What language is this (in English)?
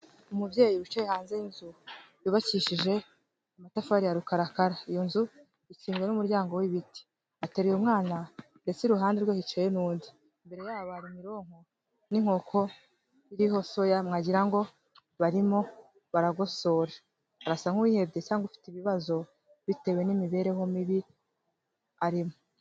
Kinyarwanda